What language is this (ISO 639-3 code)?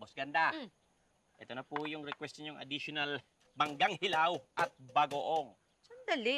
fil